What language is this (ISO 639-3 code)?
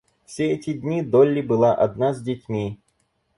rus